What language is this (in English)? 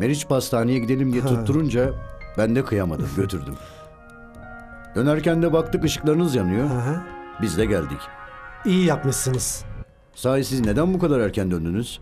Turkish